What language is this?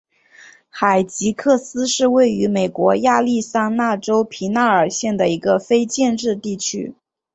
Chinese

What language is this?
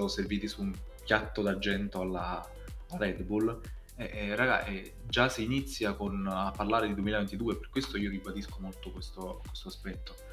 Italian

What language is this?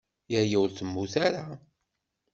Kabyle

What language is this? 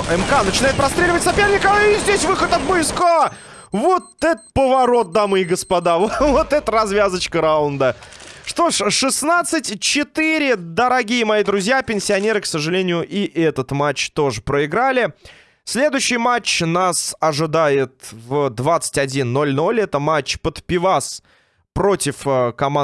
Russian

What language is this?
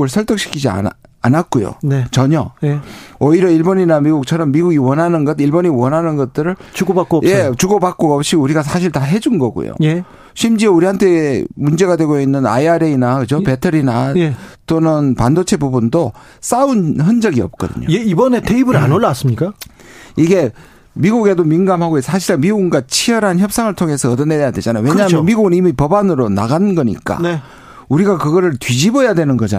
Korean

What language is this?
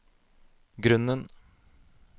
Norwegian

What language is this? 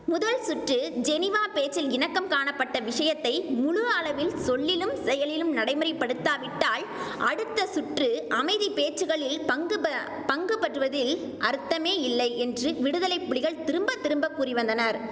Tamil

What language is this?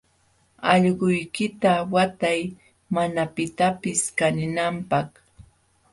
Jauja Wanca Quechua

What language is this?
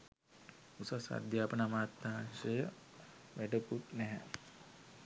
Sinhala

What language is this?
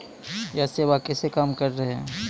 Maithili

